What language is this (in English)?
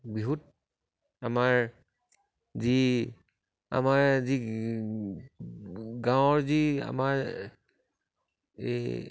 Assamese